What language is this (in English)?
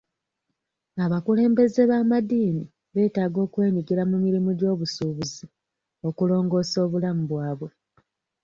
Ganda